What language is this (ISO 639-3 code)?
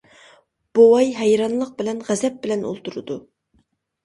uig